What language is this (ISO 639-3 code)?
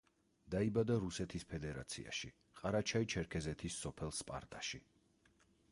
kat